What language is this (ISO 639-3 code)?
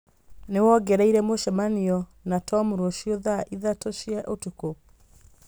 kik